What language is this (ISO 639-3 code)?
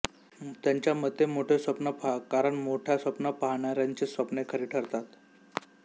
mar